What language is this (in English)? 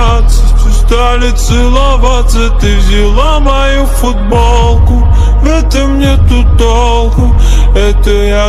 Romanian